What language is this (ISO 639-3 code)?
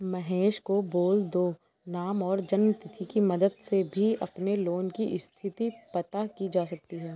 hin